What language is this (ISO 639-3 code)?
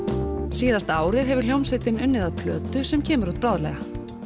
isl